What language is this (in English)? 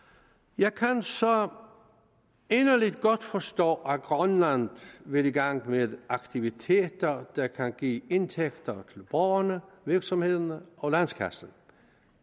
Danish